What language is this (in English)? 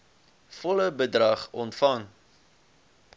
Afrikaans